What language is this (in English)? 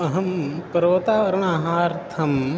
Sanskrit